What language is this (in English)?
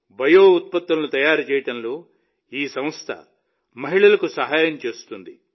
Telugu